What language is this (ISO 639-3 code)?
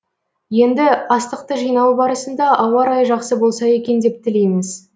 kaz